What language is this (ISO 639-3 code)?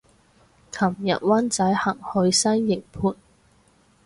yue